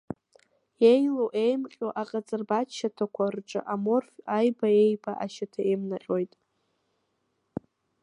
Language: Abkhazian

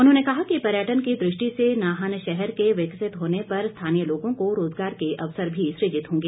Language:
Hindi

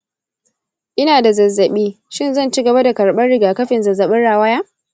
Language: Hausa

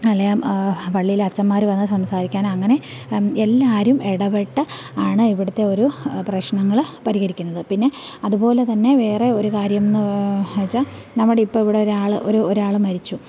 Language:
Malayalam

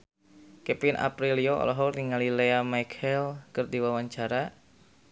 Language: Sundanese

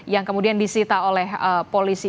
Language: Indonesian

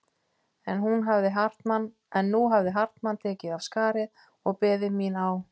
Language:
Icelandic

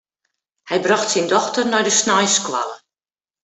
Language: Western Frisian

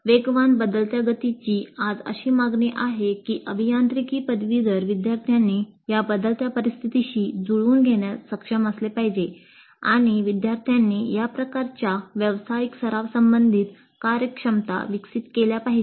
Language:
Marathi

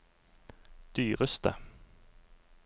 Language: Norwegian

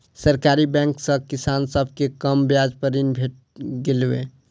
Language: Maithili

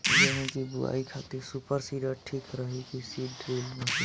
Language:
Bhojpuri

